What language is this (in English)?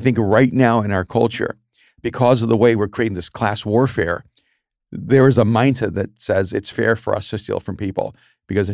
English